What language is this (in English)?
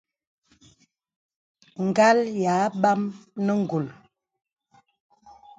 Bebele